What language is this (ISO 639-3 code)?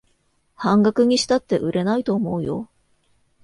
jpn